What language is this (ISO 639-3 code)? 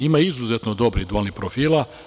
srp